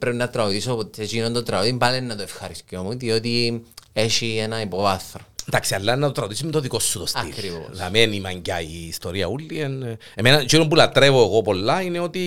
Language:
Greek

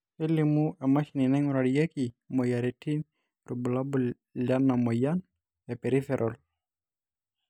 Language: Masai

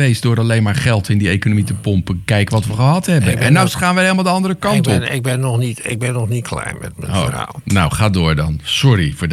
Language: Dutch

